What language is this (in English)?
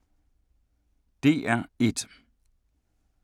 Danish